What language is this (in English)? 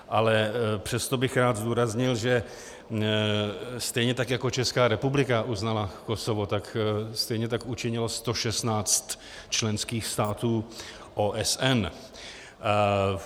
Czech